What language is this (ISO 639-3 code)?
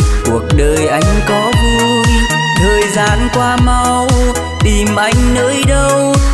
vie